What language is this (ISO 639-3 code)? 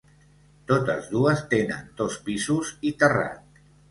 cat